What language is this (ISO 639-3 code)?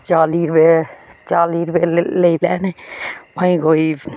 doi